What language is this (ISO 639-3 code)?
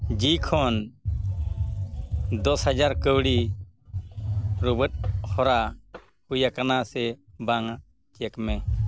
sat